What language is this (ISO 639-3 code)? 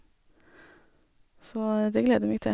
nor